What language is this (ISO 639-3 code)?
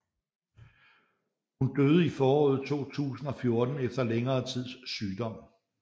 dan